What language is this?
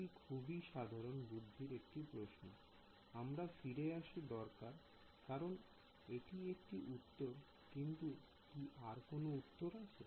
Bangla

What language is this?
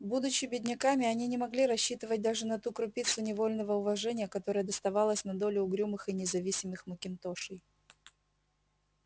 Russian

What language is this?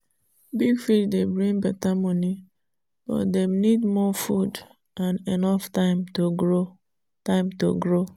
Nigerian Pidgin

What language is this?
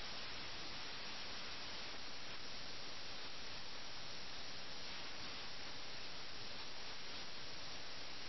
Malayalam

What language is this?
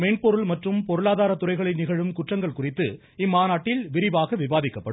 Tamil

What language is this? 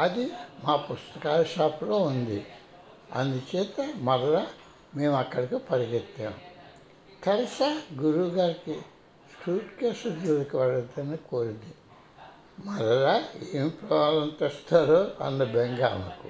Telugu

